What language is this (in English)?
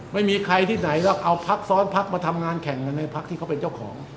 Thai